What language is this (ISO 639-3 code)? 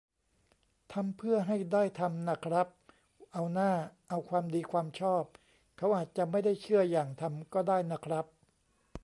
tha